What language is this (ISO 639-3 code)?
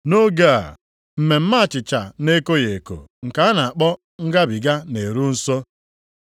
ibo